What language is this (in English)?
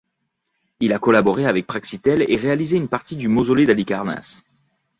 French